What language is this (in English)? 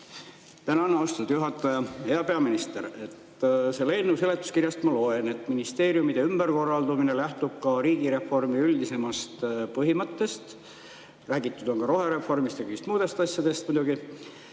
Estonian